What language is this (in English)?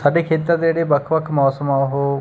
Punjabi